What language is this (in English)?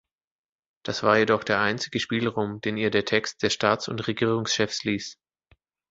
German